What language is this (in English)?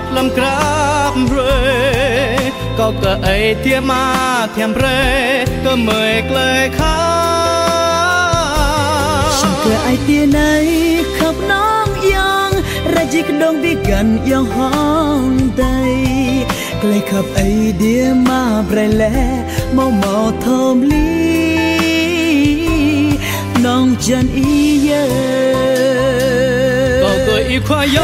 Vietnamese